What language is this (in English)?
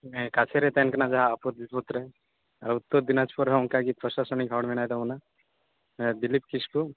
Santali